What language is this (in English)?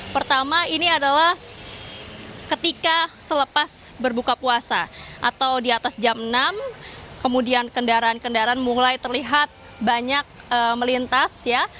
Indonesian